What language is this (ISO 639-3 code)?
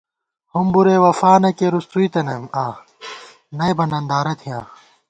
gwt